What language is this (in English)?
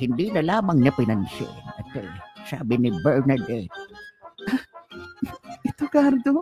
Filipino